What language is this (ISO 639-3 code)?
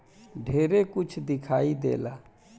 bho